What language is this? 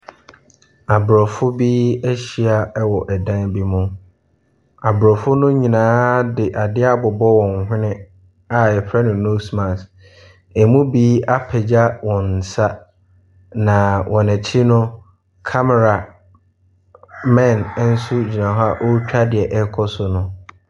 Akan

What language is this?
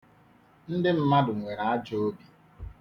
Igbo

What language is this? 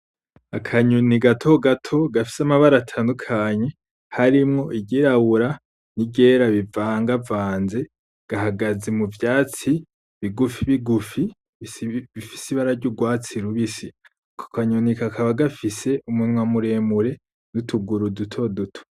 Rundi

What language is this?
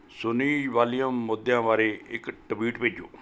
Punjabi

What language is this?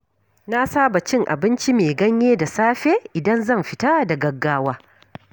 Hausa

